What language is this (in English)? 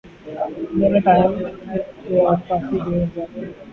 Urdu